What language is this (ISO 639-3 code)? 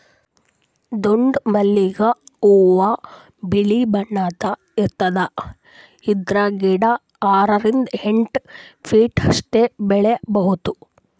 kan